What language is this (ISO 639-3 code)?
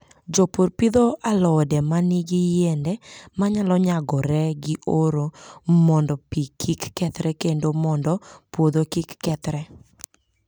luo